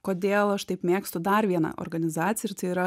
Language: Lithuanian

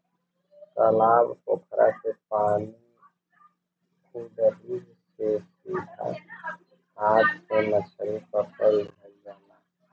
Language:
Bhojpuri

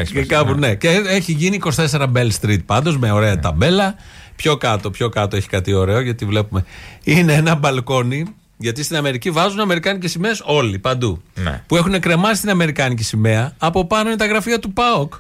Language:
Greek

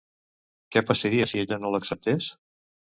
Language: Catalan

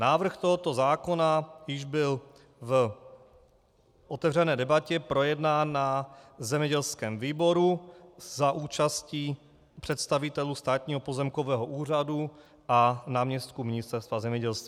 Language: Czech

